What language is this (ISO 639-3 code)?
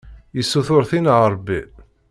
kab